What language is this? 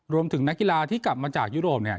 Thai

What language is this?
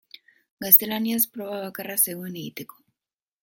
Basque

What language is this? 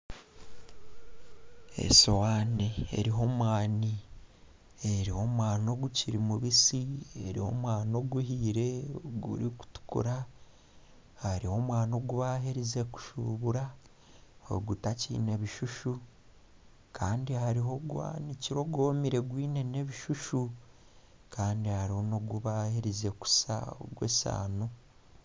Nyankole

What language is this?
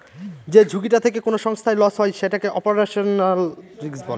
Bangla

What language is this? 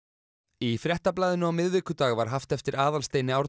Icelandic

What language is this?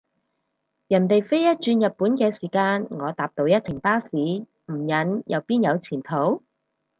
Cantonese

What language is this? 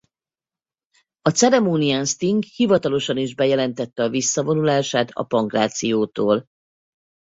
Hungarian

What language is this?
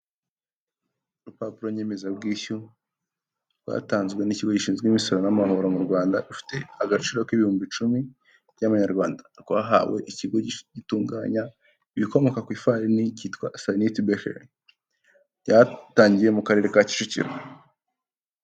Kinyarwanda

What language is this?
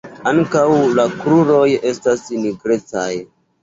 Esperanto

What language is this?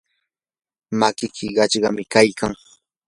Yanahuanca Pasco Quechua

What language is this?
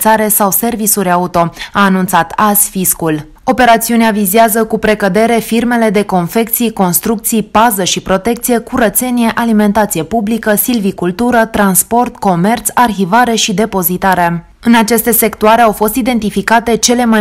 Romanian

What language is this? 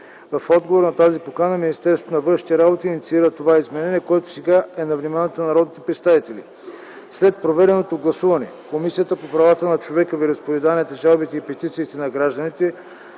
Bulgarian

